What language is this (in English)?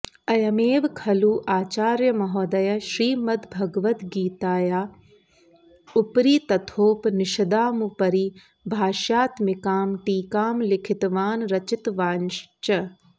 Sanskrit